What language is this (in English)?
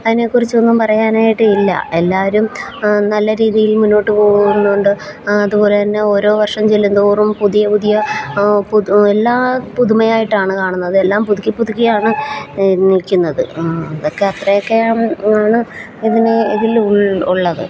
Malayalam